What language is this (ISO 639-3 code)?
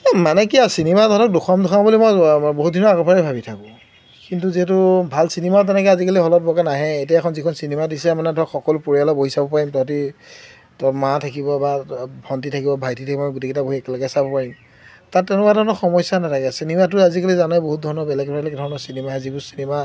asm